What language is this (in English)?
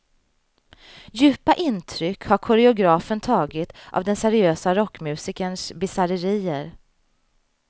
Swedish